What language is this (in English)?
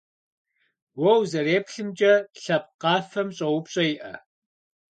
Kabardian